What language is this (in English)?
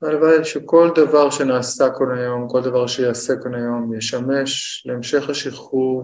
Hebrew